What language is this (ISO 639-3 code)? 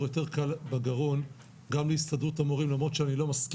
heb